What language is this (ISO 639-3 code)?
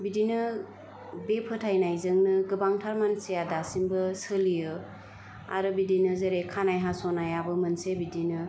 brx